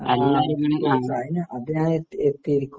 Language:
Malayalam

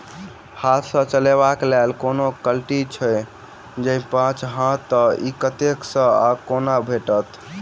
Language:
Maithili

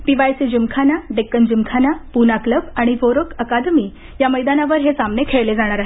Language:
Marathi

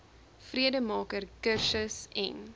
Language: Afrikaans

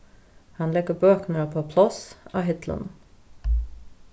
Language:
Faroese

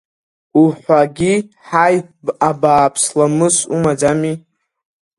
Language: Abkhazian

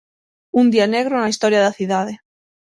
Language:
Galician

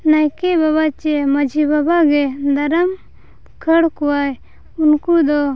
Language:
Santali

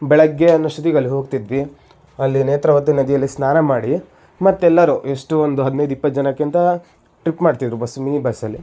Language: Kannada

